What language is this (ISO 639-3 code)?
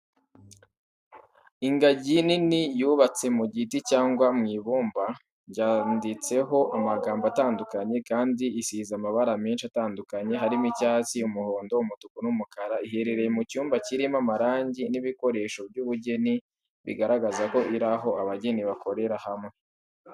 kin